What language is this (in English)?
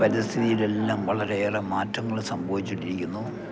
Malayalam